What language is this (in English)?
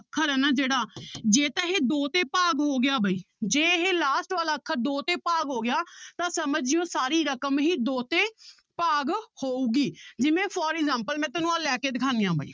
Punjabi